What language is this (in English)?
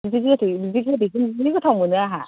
Bodo